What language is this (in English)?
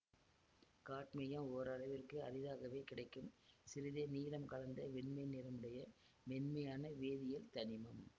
Tamil